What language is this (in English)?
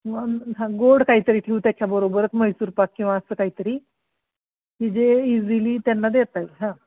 Marathi